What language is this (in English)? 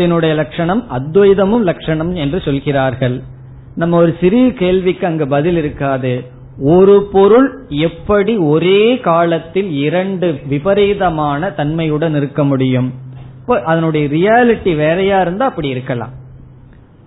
Tamil